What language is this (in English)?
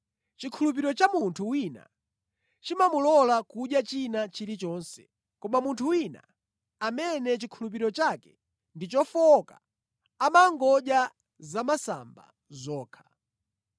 Nyanja